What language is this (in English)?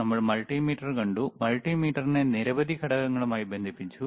Malayalam